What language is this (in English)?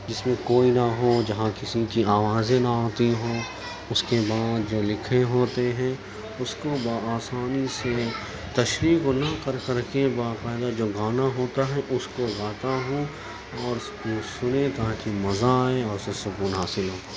Urdu